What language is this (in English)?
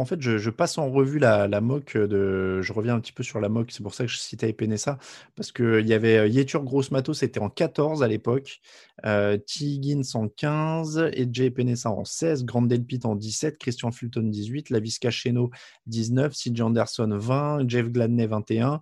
French